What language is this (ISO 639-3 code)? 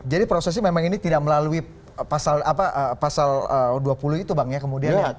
ind